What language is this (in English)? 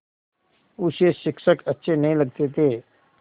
Hindi